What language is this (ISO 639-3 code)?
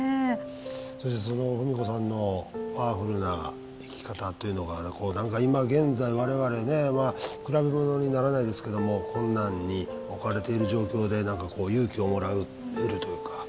jpn